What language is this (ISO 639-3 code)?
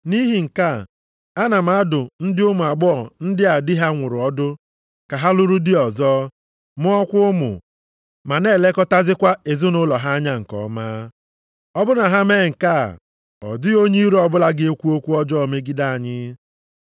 ibo